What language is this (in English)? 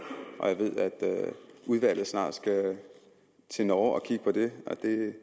Danish